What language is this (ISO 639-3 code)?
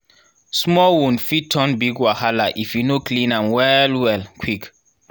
pcm